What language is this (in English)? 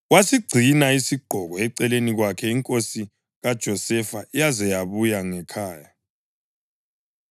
North Ndebele